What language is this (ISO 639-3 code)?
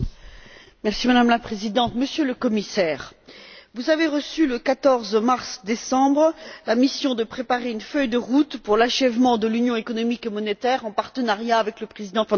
fra